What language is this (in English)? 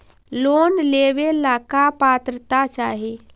Magahi